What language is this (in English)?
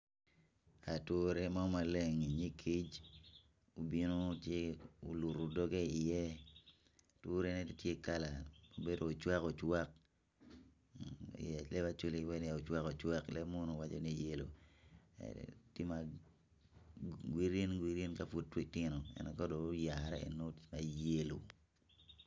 Acoli